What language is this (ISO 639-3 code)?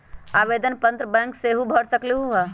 mag